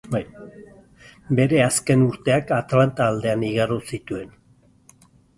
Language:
Basque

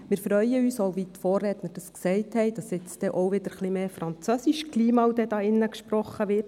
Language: Swiss German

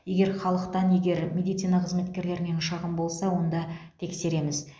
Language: Kazakh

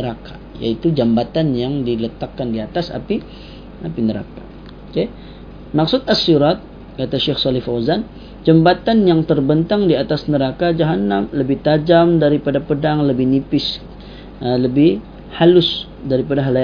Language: Malay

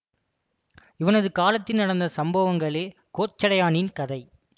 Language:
Tamil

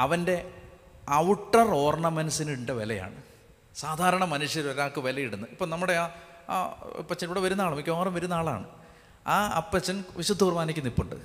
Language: Malayalam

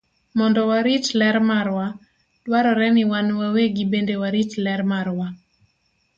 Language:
Luo (Kenya and Tanzania)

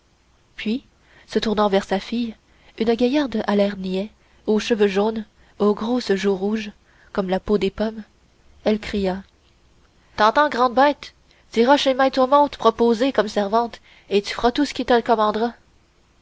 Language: French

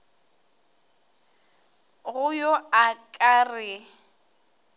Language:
Northern Sotho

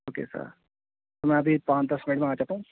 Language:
Urdu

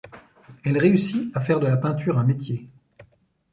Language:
French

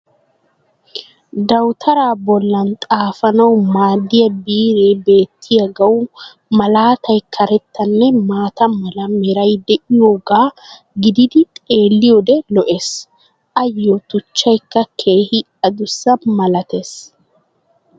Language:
Wolaytta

